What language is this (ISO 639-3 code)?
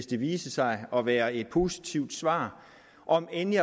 dan